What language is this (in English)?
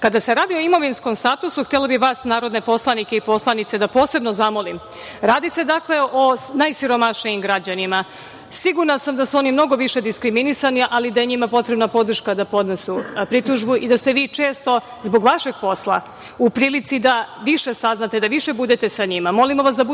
Serbian